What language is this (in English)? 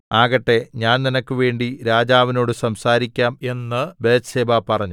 Malayalam